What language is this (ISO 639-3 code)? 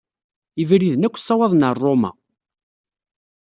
kab